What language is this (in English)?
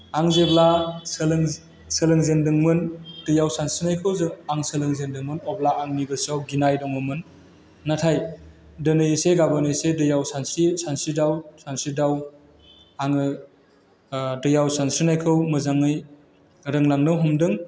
Bodo